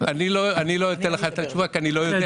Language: Hebrew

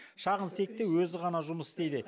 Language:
Kazakh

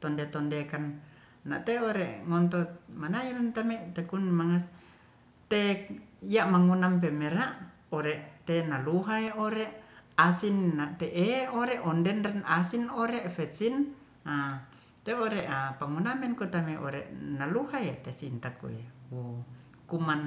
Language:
Ratahan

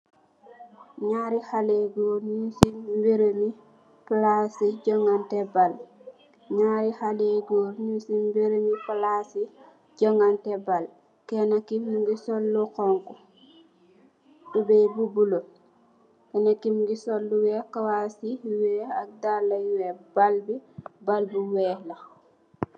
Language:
Wolof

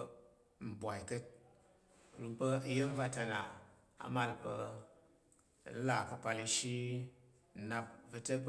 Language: Tarok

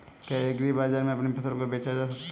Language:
Hindi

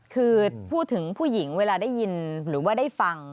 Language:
Thai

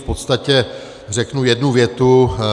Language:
Czech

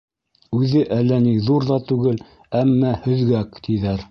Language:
Bashkir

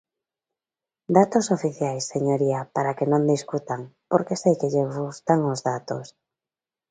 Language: Galician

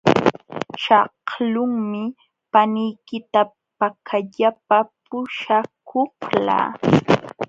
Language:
Jauja Wanca Quechua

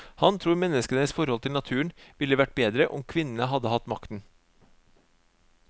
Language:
Norwegian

